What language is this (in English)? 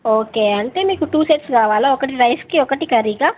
Telugu